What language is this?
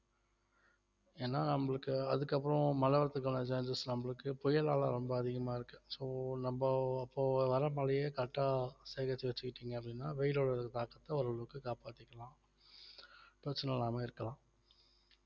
Tamil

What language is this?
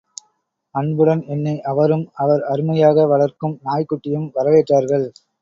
Tamil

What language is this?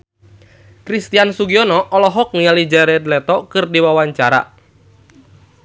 Sundanese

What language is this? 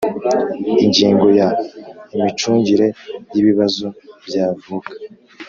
Kinyarwanda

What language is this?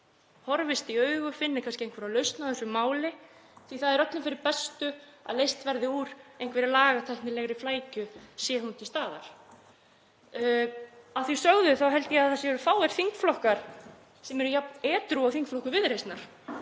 Icelandic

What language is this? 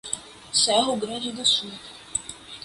Portuguese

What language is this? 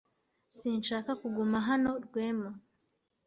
Kinyarwanda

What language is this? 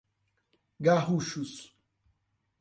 Portuguese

